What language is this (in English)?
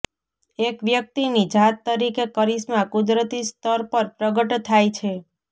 Gujarati